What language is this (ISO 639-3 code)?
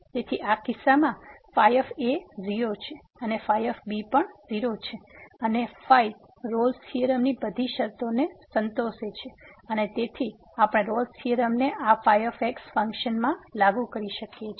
guj